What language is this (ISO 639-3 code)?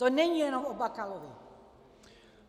ces